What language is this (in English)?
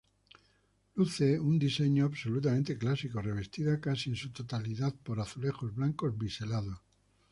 Spanish